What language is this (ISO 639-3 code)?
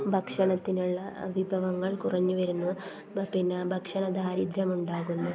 mal